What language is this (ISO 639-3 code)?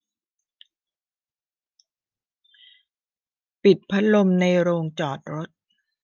tha